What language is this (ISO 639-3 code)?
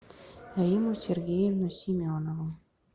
rus